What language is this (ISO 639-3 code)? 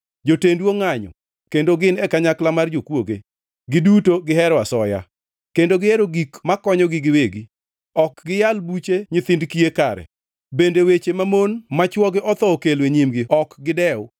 luo